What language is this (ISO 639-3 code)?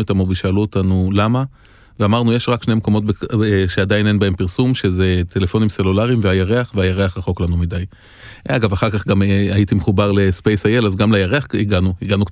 heb